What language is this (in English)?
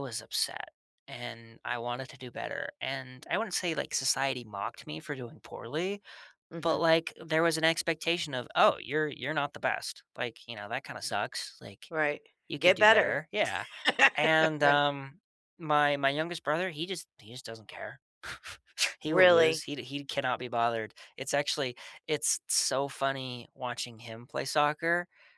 English